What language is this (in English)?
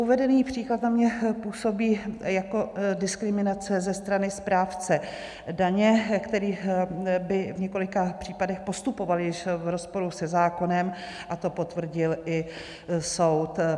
Czech